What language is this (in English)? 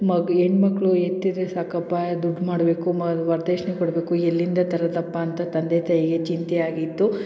Kannada